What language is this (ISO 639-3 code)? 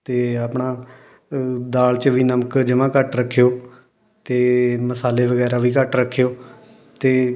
pan